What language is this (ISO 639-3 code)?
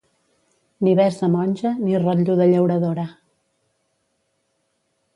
cat